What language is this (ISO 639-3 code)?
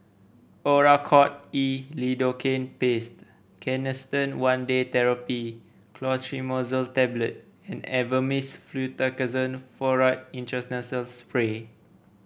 eng